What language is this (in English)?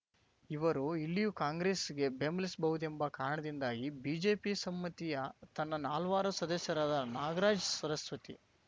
Kannada